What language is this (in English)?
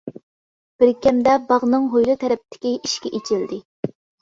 Uyghur